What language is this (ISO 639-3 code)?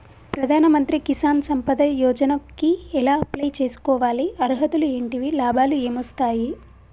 tel